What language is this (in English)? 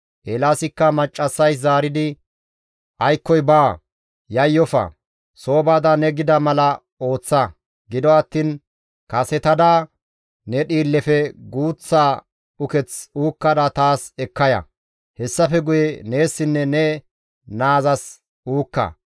Gamo